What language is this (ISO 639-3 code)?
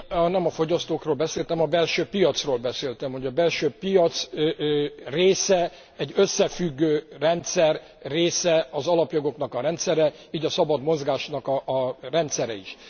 hun